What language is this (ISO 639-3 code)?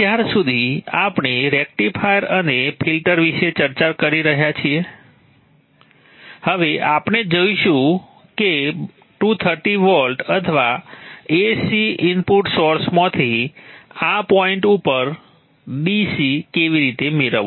guj